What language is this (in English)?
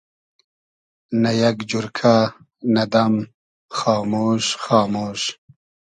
Hazaragi